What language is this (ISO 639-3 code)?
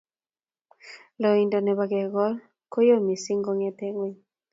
kln